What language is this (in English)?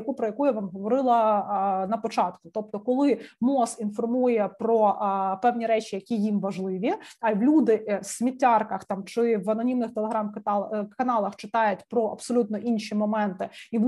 Ukrainian